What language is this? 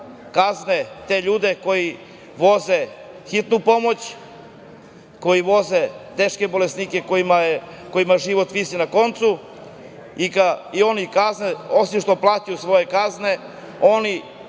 Serbian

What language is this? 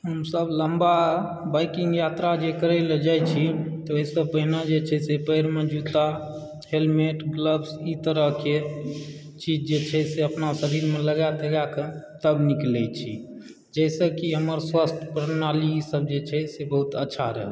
Maithili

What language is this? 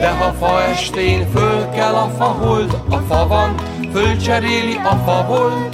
Hungarian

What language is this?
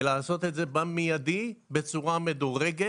Hebrew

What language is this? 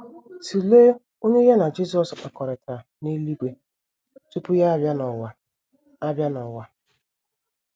Igbo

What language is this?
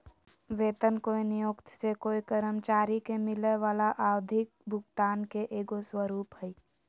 Magahi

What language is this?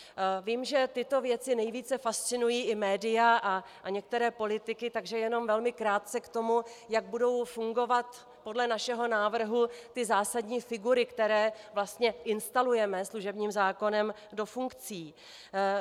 Czech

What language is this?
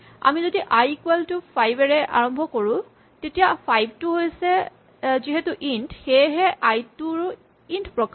Assamese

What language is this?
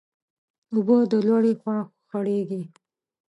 Pashto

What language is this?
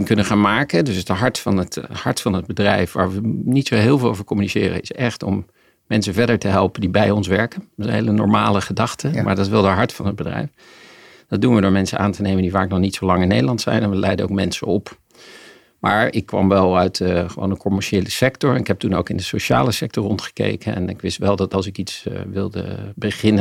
Dutch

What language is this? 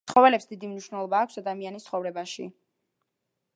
Georgian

